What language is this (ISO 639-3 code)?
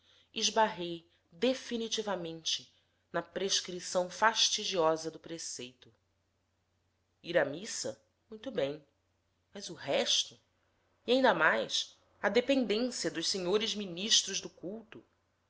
por